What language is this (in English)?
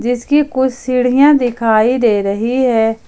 Hindi